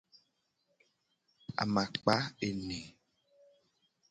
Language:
Gen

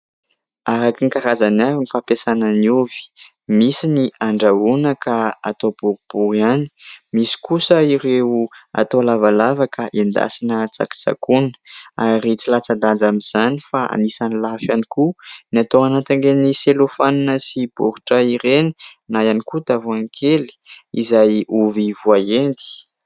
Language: Malagasy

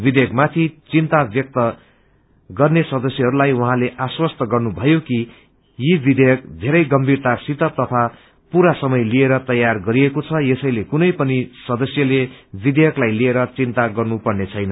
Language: Nepali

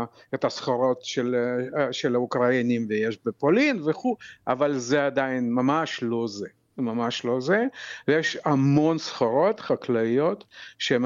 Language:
Hebrew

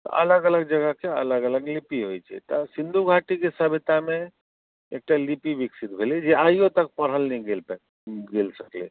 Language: Maithili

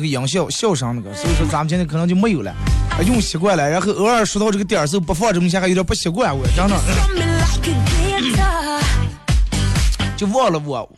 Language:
Chinese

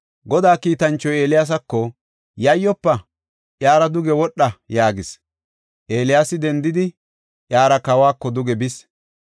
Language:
Gofa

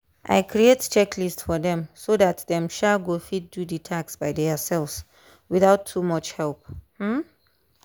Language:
Nigerian Pidgin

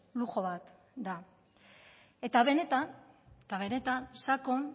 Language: Basque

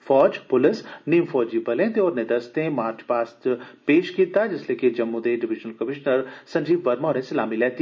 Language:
Dogri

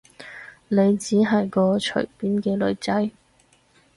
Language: Cantonese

